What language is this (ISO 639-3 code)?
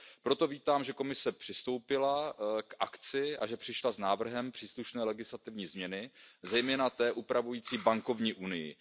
ces